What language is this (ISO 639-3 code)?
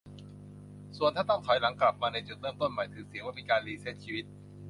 tha